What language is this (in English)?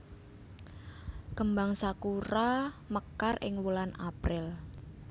Javanese